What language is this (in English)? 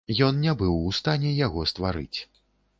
Belarusian